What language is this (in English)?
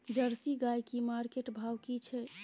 Maithili